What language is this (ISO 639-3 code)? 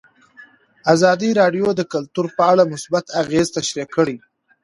pus